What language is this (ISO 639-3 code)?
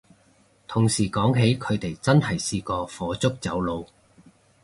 yue